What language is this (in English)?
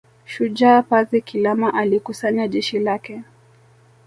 Swahili